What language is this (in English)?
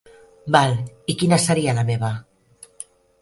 Catalan